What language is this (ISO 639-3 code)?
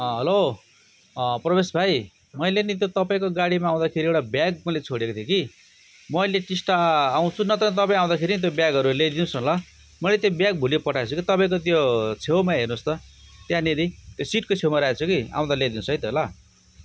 nep